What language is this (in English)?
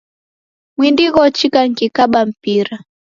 Taita